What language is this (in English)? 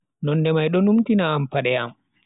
Bagirmi Fulfulde